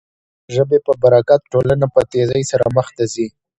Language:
Pashto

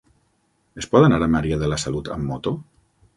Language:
Catalan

